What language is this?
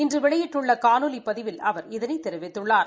Tamil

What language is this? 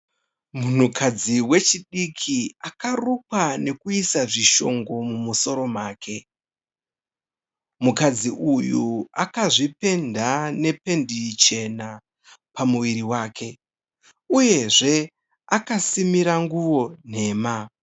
Shona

